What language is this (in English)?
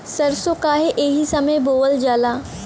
Bhojpuri